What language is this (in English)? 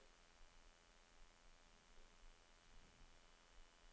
Norwegian